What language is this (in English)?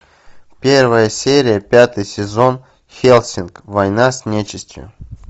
Russian